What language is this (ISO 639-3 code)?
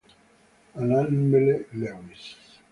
ita